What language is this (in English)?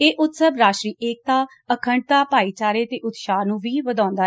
Punjabi